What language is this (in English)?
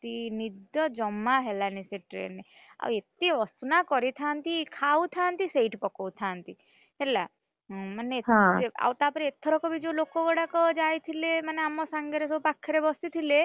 Odia